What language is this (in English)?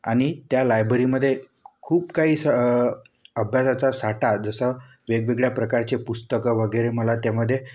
Marathi